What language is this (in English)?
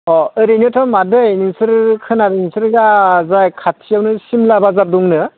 Bodo